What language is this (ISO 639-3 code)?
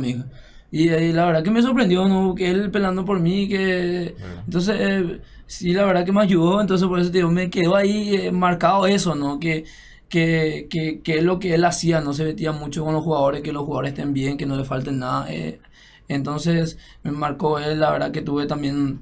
spa